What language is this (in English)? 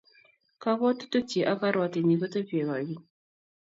Kalenjin